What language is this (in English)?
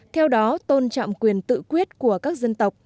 Vietnamese